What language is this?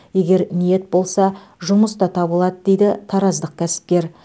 Kazakh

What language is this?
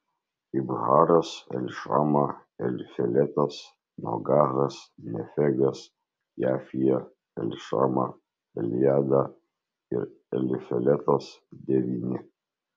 Lithuanian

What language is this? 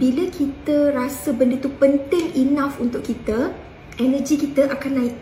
Malay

